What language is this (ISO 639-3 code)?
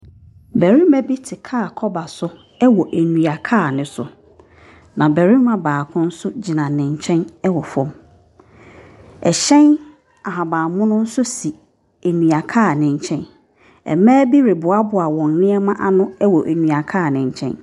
aka